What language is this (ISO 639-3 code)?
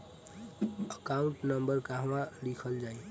bho